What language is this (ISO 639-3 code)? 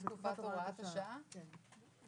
heb